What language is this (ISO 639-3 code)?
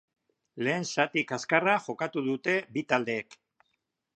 eus